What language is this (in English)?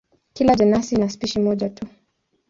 Swahili